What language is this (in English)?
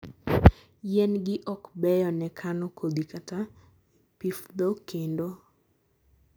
Luo (Kenya and Tanzania)